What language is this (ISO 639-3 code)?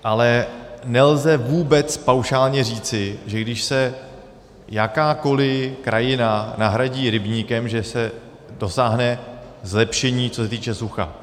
ces